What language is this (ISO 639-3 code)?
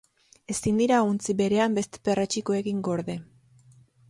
eus